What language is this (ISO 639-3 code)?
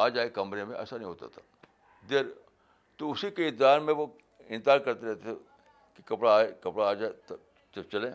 urd